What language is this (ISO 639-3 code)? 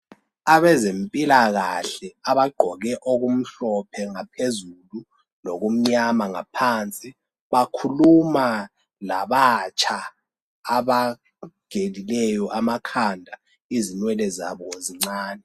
nde